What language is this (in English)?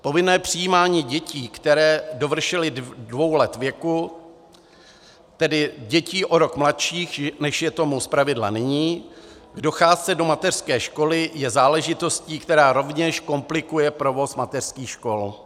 Czech